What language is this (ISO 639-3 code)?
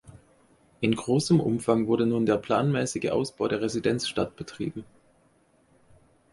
deu